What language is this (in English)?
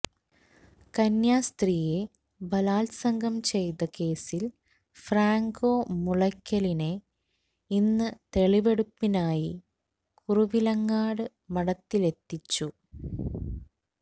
Malayalam